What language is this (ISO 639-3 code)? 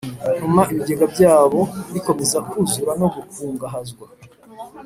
kin